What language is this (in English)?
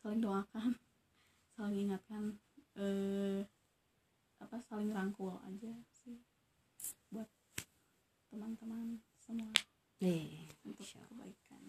Indonesian